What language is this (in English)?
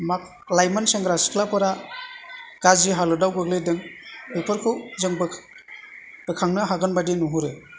Bodo